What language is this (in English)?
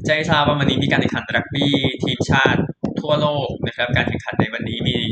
Thai